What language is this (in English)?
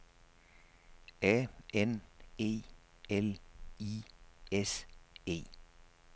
Danish